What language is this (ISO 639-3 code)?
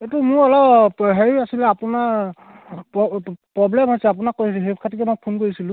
asm